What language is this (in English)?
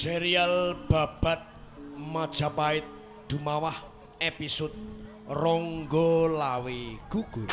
Indonesian